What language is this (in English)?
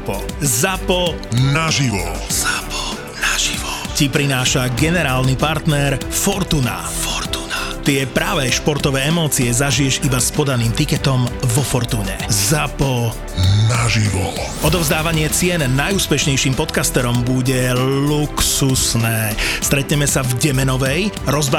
Czech